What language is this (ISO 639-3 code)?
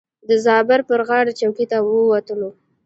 pus